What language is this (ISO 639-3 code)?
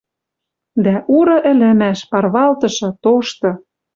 mrj